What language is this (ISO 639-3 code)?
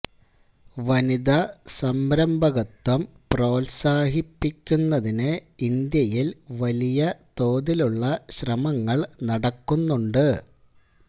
mal